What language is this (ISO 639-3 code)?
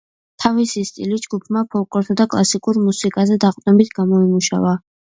kat